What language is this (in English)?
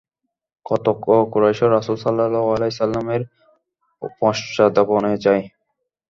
Bangla